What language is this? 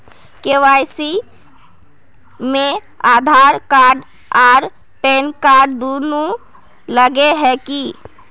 Magahi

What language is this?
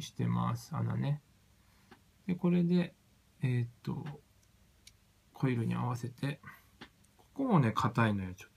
Japanese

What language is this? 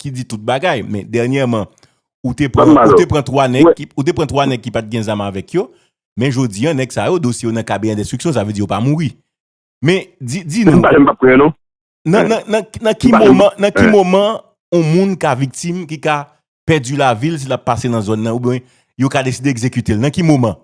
French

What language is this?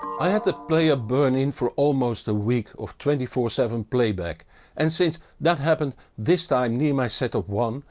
English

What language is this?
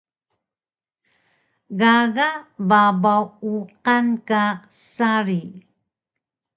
Taroko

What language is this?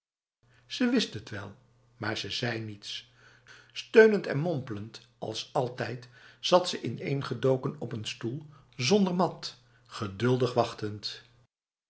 Dutch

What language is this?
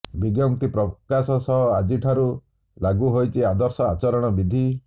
Odia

